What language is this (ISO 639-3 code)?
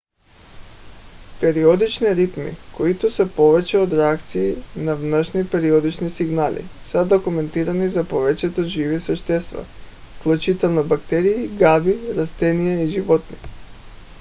bul